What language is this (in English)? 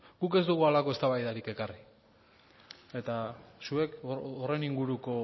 Basque